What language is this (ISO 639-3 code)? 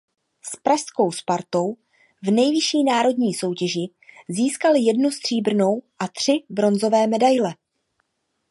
ces